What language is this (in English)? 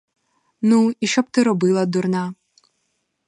Ukrainian